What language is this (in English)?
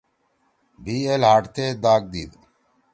Torwali